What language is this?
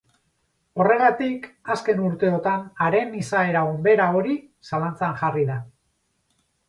Basque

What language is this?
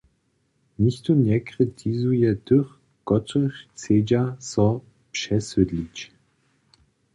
Upper Sorbian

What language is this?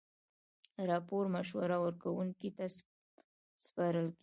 Pashto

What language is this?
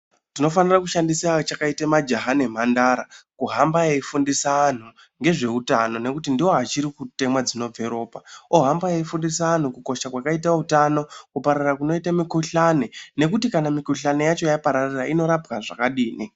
Ndau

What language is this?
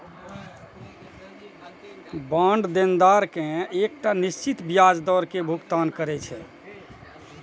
Maithili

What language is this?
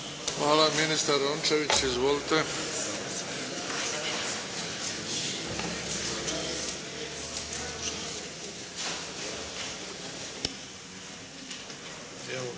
Croatian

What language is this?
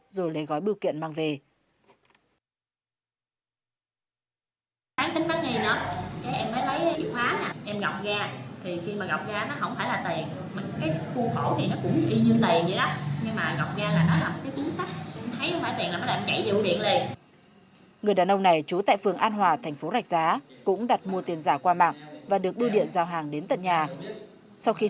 Vietnamese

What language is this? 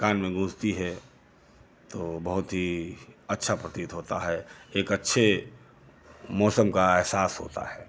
Hindi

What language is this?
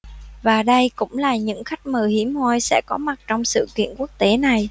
Vietnamese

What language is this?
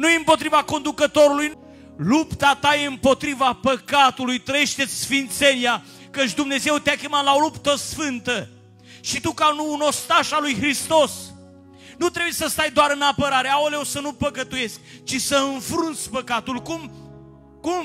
Romanian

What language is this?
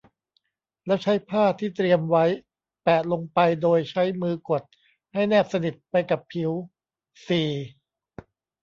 Thai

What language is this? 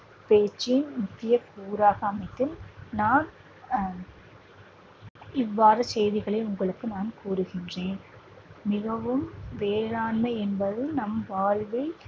Tamil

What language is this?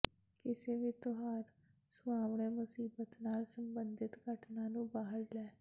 Punjabi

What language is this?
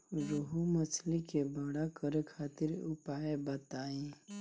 Bhojpuri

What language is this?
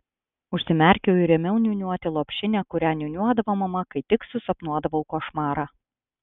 Lithuanian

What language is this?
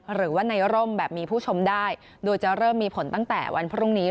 Thai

